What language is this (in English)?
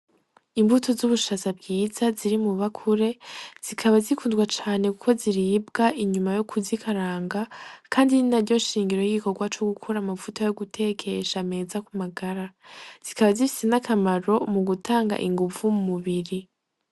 Rundi